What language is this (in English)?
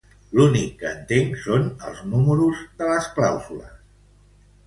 Catalan